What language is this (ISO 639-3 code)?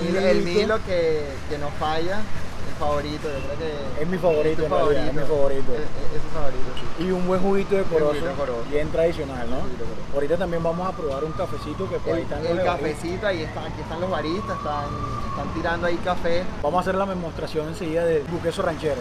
spa